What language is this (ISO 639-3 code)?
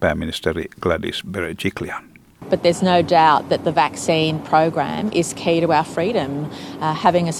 fin